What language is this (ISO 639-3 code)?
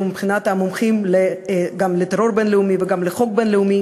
heb